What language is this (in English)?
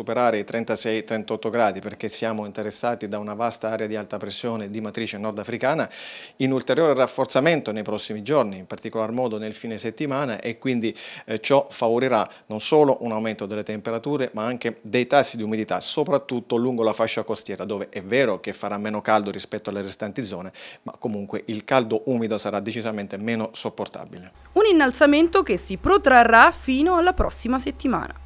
Italian